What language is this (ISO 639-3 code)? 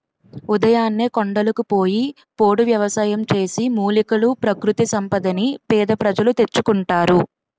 tel